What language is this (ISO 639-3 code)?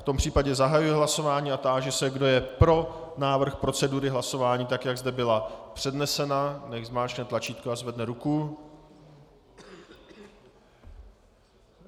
ces